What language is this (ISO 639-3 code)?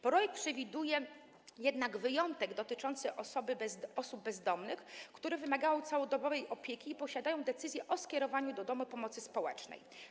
pol